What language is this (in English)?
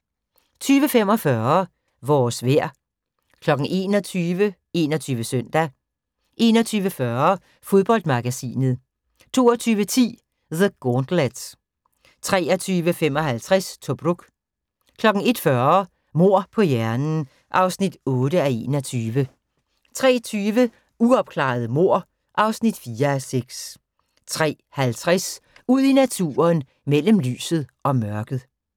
Danish